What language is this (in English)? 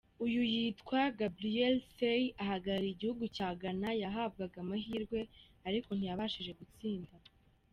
Kinyarwanda